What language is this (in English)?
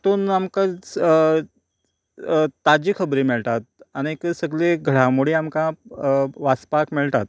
Konkani